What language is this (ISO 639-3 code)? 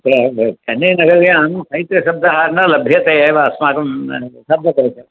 san